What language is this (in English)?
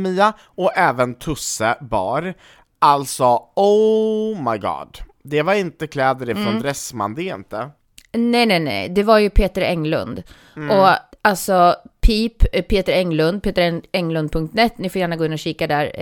Swedish